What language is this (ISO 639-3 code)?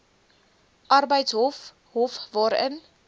afr